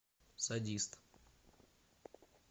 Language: Russian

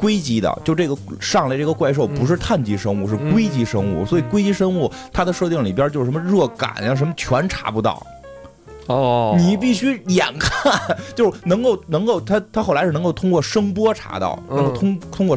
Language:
Chinese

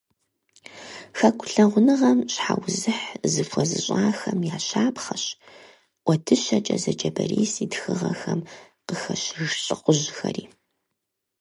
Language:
Kabardian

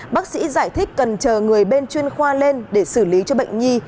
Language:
Vietnamese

